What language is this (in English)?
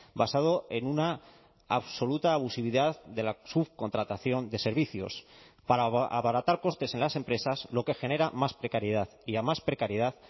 Spanish